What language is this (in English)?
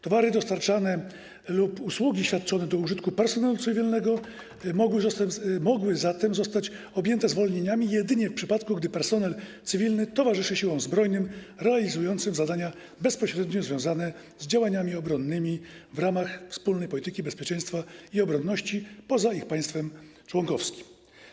Polish